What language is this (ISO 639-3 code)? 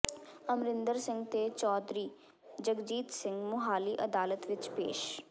pan